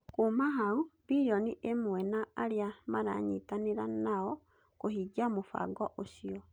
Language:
Kikuyu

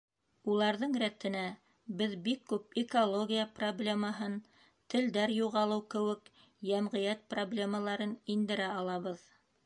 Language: Bashkir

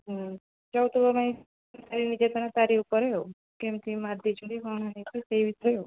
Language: Odia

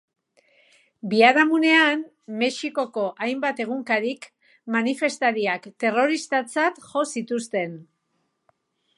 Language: Basque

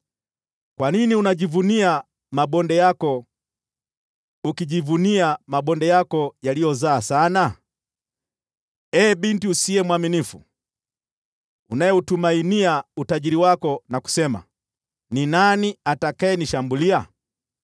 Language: Swahili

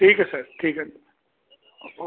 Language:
Punjabi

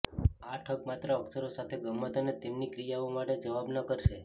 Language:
Gujarati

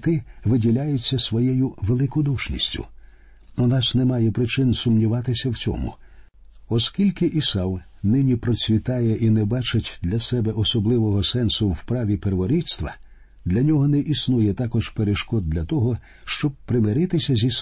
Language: Ukrainian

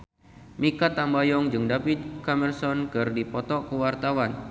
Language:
Sundanese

